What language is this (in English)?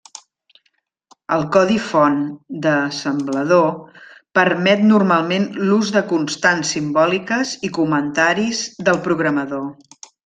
Catalan